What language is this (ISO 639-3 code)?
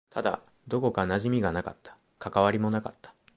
jpn